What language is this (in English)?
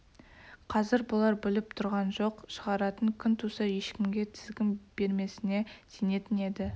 Kazakh